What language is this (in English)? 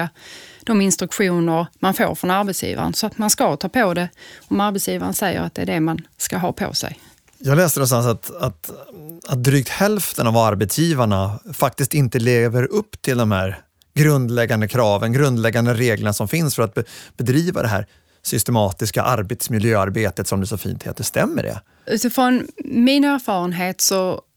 Swedish